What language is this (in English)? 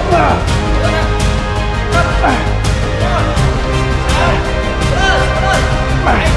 Vietnamese